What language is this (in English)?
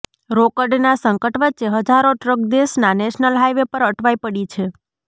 Gujarati